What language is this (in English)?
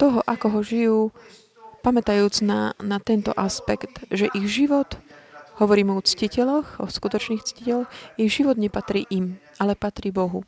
Slovak